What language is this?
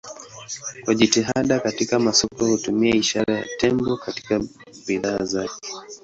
Swahili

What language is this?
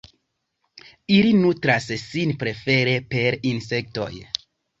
Esperanto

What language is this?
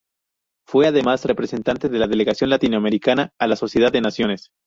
Spanish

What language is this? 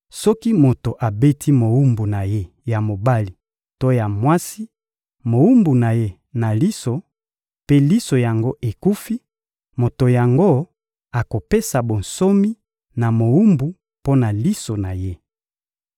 Lingala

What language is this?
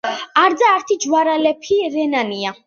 Georgian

